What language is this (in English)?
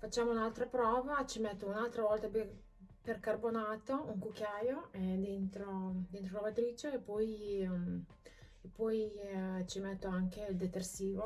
Italian